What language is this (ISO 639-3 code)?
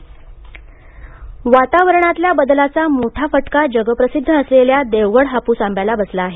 mar